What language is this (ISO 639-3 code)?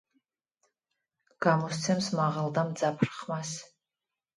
kat